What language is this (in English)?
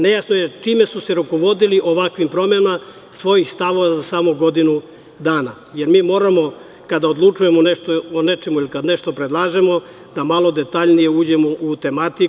Serbian